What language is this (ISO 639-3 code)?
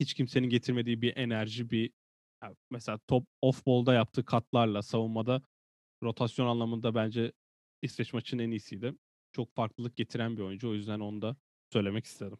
tur